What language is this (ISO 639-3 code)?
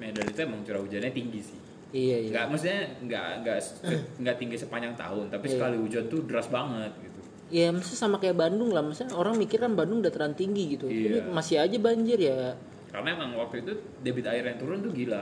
ind